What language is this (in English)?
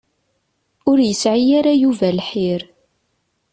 Kabyle